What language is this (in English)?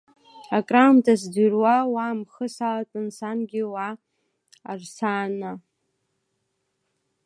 Abkhazian